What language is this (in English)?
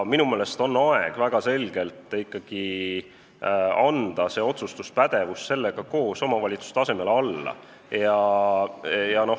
Estonian